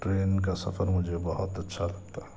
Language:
Urdu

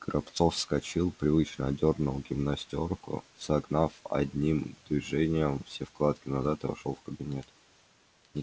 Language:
Russian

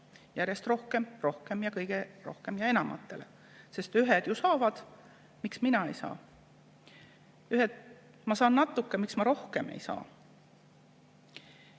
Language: Estonian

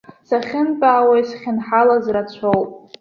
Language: Abkhazian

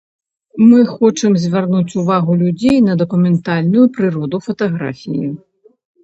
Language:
Belarusian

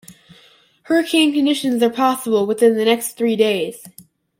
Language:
English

